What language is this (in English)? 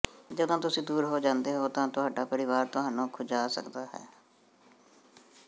Punjabi